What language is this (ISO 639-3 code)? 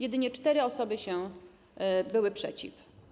pol